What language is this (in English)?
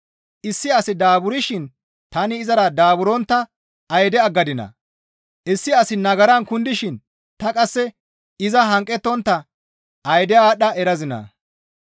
Gamo